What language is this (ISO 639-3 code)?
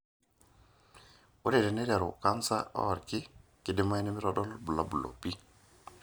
mas